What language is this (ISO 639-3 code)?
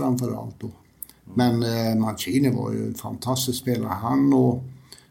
swe